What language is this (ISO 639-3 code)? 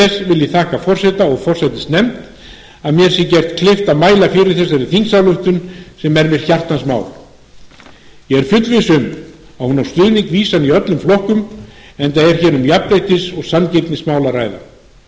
isl